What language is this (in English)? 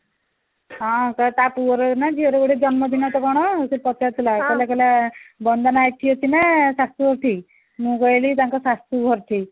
Odia